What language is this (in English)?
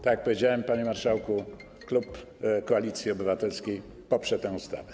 Polish